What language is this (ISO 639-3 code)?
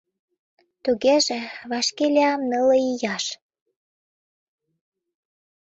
chm